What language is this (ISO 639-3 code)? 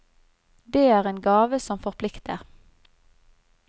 nor